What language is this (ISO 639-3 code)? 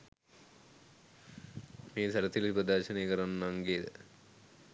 sin